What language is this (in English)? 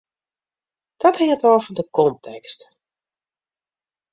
Western Frisian